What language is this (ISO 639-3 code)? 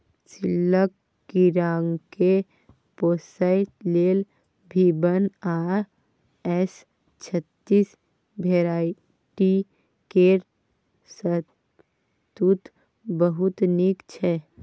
mai